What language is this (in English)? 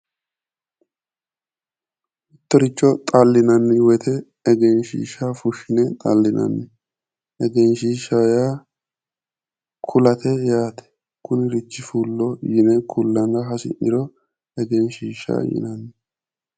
Sidamo